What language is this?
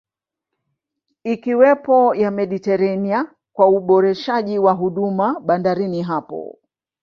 Swahili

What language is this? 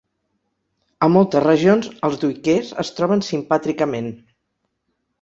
Catalan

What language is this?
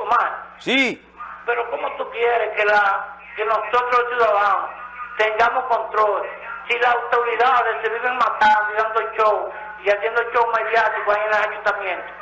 Spanish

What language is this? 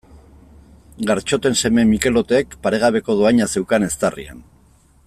Basque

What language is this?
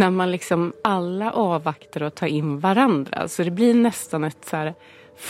Swedish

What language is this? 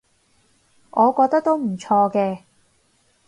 Cantonese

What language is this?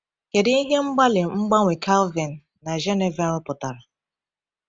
Igbo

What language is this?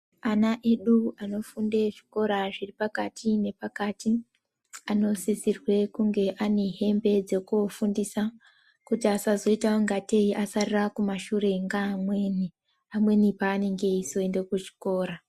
Ndau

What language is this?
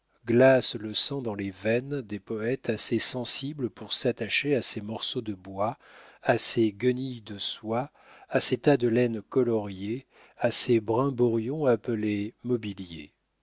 French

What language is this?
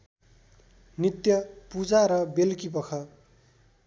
Nepali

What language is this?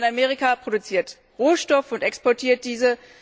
German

